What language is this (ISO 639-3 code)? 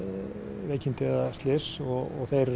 isl